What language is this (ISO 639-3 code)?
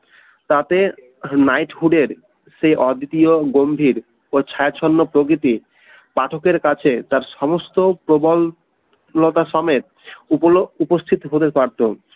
ben